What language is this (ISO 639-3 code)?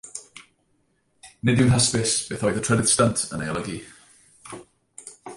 cym